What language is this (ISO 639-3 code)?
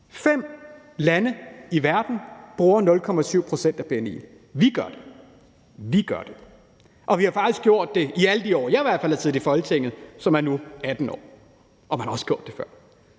dan